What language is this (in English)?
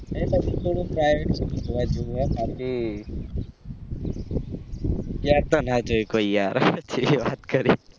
Gujarati